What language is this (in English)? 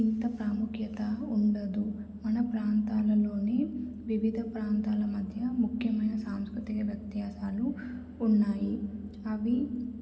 Telugu